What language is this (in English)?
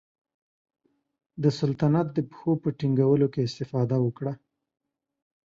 Pashto